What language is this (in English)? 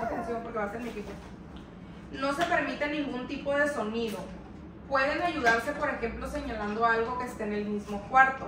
Spanish